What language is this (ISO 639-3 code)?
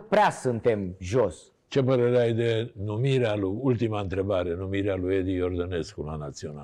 ron